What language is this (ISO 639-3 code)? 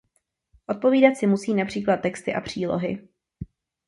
ces